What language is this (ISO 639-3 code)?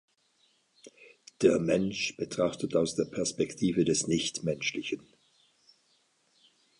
deu